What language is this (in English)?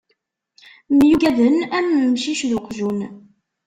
Kabyle